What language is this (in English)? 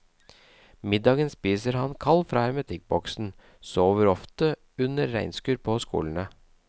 Norwegian